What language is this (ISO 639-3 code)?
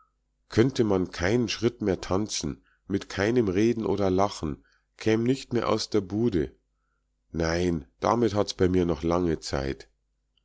deu